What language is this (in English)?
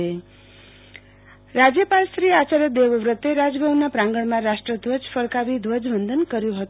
Gujarati